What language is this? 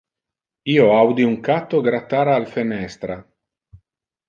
Interlingua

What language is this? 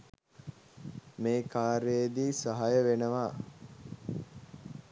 Sinhala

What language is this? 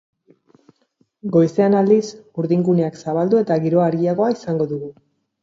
Basque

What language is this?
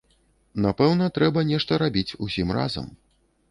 Belarusian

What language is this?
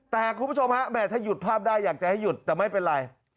Thai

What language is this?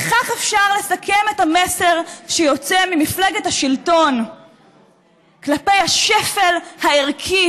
Hebrew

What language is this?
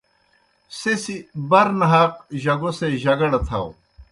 Kohistani Shina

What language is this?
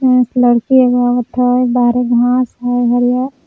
Magahi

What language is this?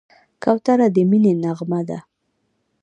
Pashto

